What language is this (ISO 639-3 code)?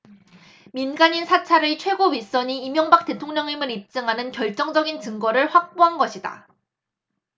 kor